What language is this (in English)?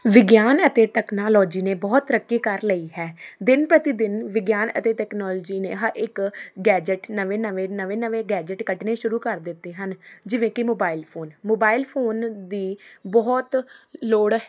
Punjabi